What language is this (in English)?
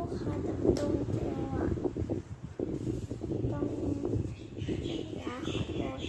Thai